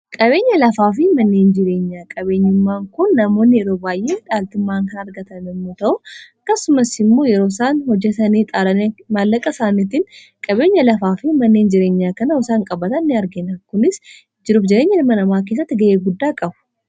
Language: Oromo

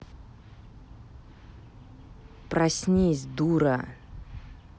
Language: Russian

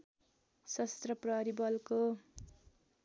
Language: Nepali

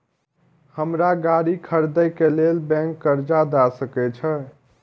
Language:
Maithili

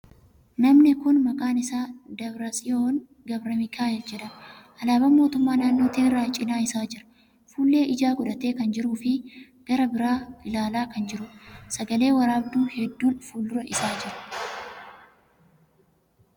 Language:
Oromo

